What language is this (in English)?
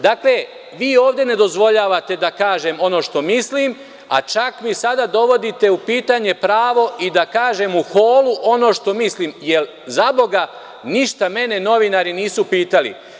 Serbian